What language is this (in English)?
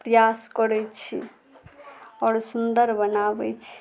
Maithili